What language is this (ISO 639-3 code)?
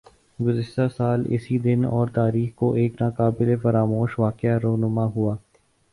urd